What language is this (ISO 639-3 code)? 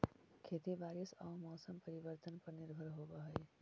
mag